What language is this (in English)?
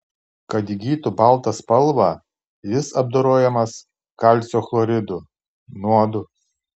Lithuanian